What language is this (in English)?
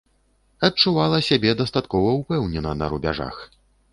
Belarusian